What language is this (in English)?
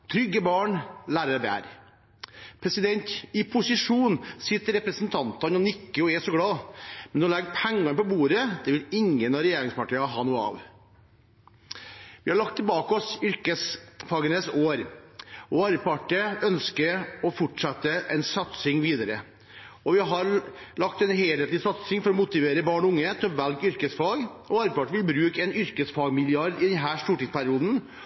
Norwegian Bokmål